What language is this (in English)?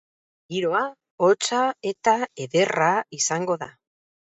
Basque